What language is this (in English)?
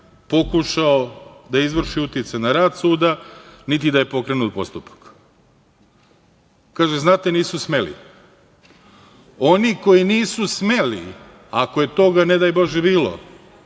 Serbian